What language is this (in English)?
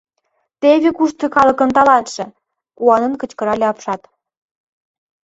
Mari